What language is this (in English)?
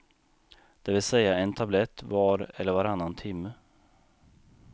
Swedish